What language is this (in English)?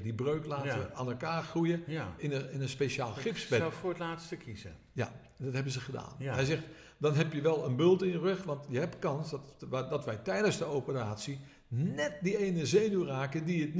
Dutch